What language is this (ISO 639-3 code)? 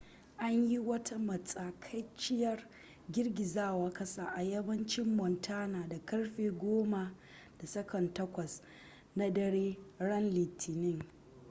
hau